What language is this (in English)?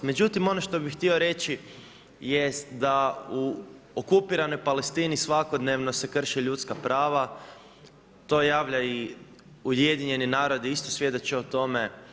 Croatian